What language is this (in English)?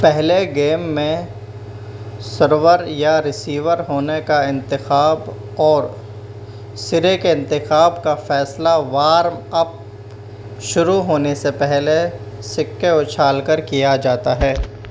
Urdu